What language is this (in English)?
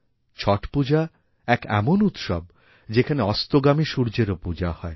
Bangla